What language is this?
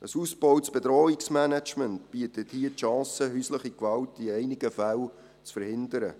Swiss German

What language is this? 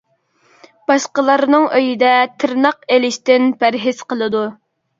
Uyghur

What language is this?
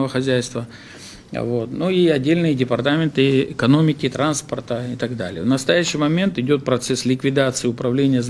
Russian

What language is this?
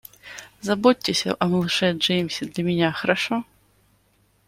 Russian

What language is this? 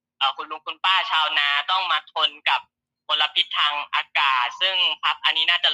Thai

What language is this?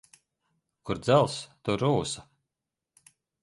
Latvian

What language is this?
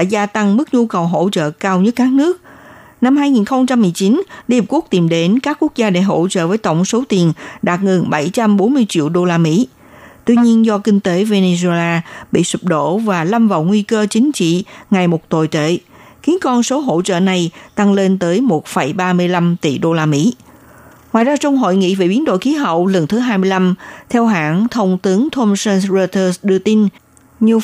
Vietnamese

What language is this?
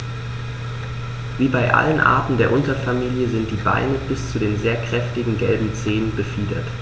German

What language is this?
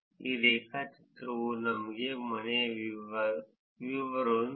Kannada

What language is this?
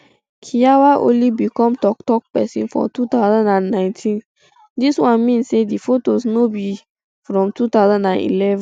Nigerian Pidgin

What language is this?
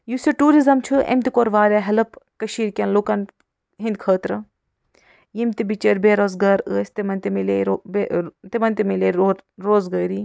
Kashmiri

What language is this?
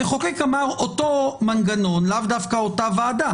Hebrew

